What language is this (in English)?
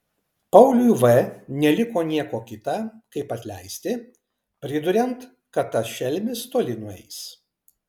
Lithuanian